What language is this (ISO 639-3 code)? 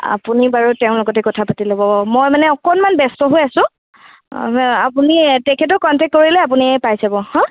asm